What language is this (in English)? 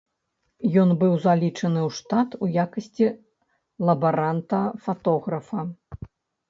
Belarusian